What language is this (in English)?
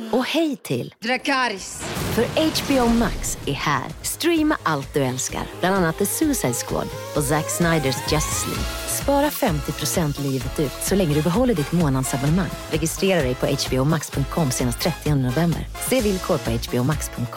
Swedish